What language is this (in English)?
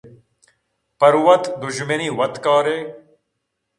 Eastern Balochi